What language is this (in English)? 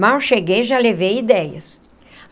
Portuguese